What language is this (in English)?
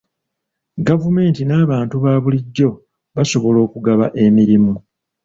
Ganda